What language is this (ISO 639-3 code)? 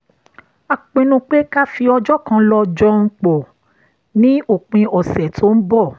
yor